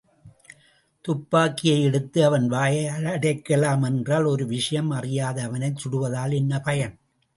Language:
Tamil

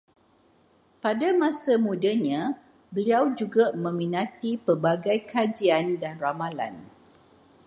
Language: Malay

